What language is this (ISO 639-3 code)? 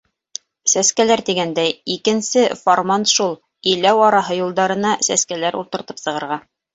bak